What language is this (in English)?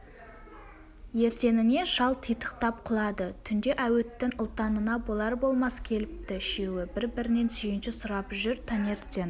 Kazakh